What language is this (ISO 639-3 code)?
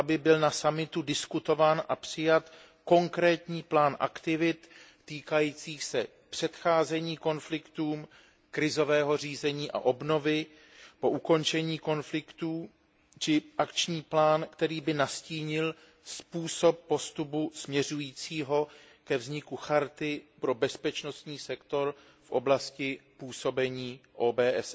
ces